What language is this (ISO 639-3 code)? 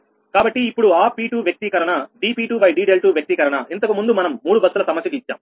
tel